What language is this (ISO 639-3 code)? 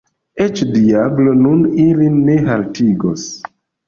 epo